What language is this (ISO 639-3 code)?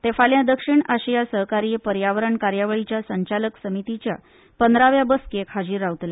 kok